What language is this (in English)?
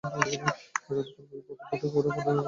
Bangla